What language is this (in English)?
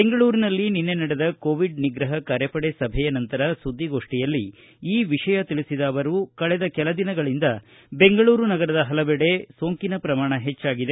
Kannada